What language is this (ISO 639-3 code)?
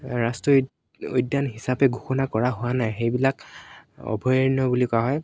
asm